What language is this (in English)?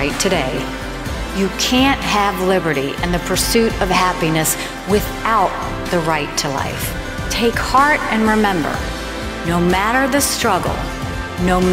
English